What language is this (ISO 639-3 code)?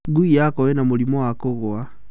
kik